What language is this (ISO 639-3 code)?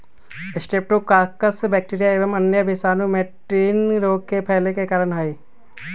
mag